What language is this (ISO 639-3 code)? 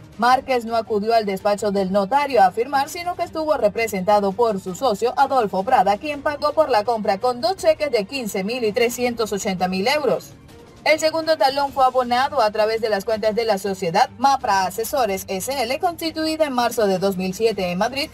spa